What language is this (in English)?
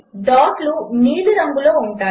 Telugu